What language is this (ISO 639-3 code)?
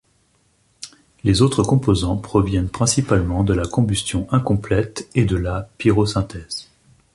fra